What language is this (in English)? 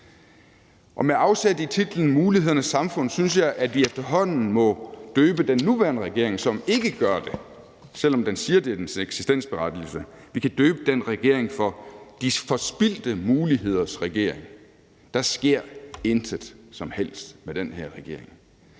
Danish